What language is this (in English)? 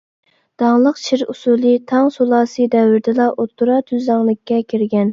Uyghur